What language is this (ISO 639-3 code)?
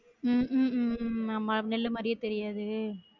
tam